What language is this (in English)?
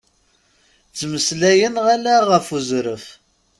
Kabyle